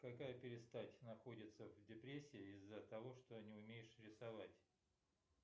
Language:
Russian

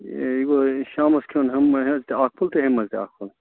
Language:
Kashmiri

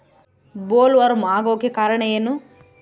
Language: Kannada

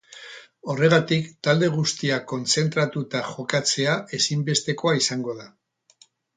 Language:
Basque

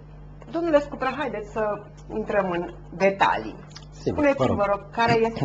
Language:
Romanian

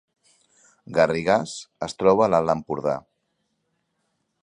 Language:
Catalan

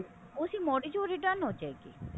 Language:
Punjabi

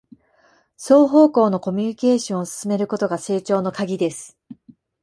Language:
Japanese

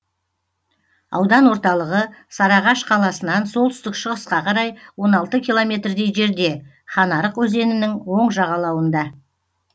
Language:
Kazakh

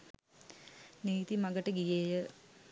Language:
Sinhala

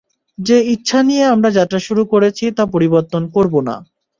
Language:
Bangla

